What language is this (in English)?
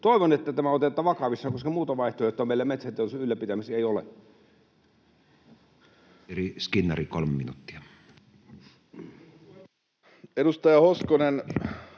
Finnish